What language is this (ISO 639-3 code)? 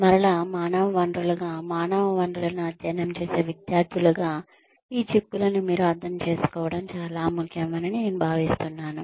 tel